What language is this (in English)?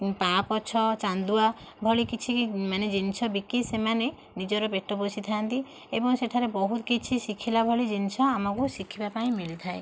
Odia